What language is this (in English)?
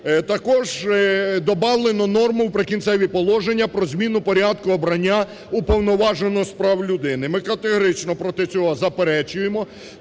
Ukrainian